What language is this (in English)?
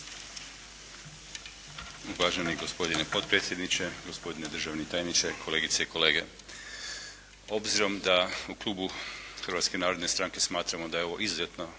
Croatian